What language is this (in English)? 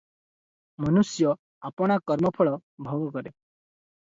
Odia